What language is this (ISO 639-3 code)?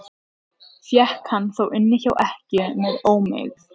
isl